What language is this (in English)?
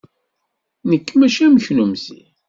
Kabyle